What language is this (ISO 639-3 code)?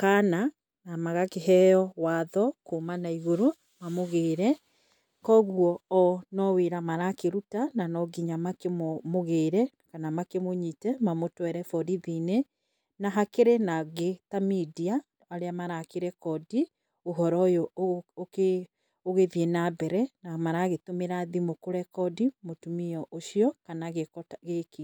kik